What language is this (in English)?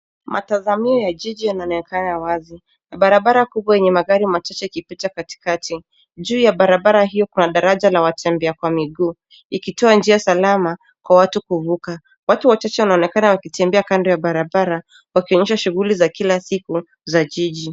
Swahili